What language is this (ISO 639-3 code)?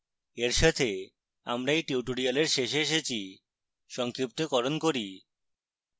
ben